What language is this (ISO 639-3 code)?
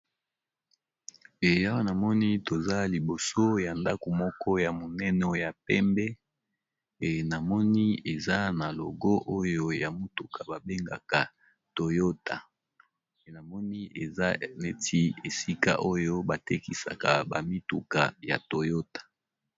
lin